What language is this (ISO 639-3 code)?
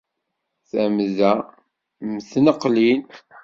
kab